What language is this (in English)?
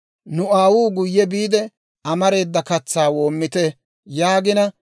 Dawro